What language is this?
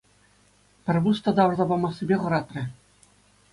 Chuvash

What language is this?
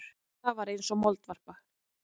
Icelandic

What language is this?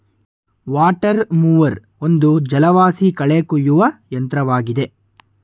Kannada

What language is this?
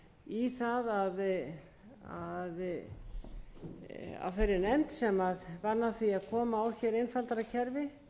Icelandic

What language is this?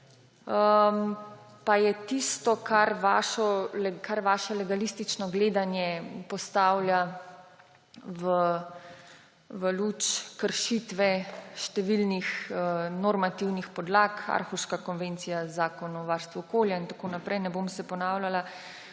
Slovenian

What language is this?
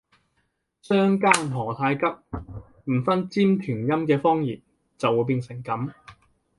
Cantonese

